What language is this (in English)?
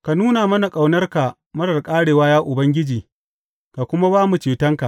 Hausa